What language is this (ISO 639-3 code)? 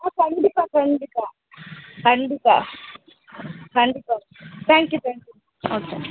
tam